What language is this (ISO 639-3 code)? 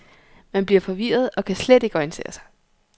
dan